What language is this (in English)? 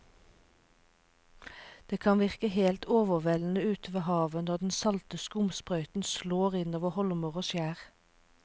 Norwegian